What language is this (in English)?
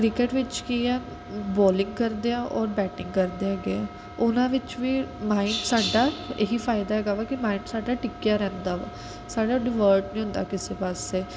Punjabi